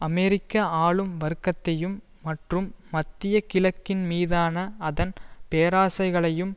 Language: Tamil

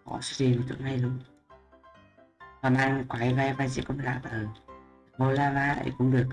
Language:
Vietnamese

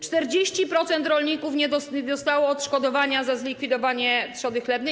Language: Polish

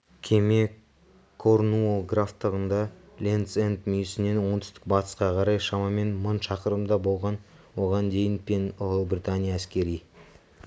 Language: Kazakh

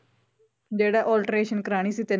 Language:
Punjabi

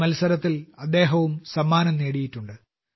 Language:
Malayalam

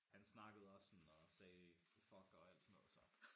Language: Danish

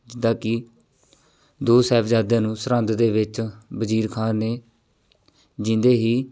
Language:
Punjabi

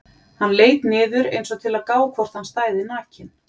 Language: Icelandic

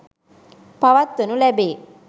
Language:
Sinhala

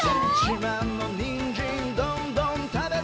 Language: Japanese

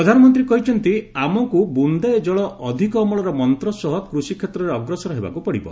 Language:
Odia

